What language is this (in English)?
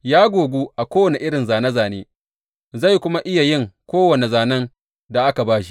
Hausa